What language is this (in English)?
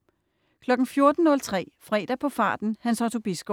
Danish